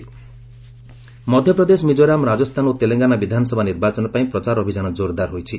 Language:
Odia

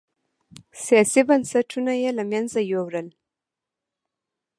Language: Pashto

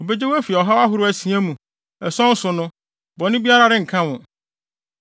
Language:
Akan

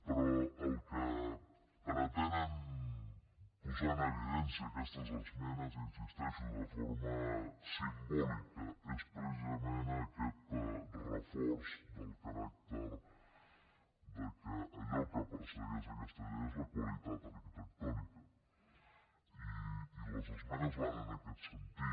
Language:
Catalan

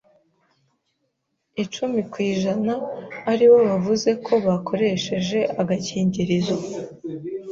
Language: Kinyarwanda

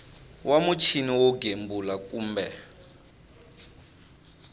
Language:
Tsonga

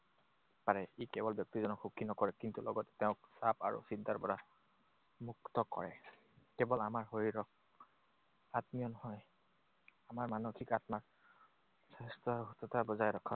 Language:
Assamese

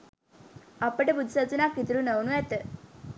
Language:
Sinhala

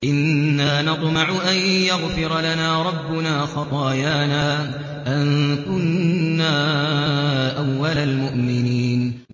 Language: Arabic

